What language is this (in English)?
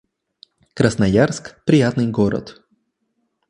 Russian